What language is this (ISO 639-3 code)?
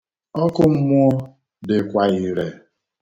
ibo